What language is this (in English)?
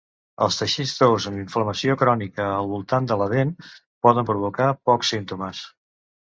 Catalan